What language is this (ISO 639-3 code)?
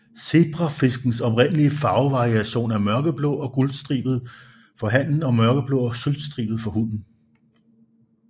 dan